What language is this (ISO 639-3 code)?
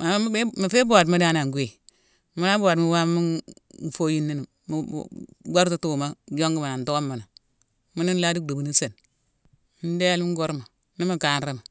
msw